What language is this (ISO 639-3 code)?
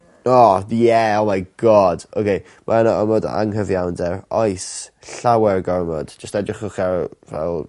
cym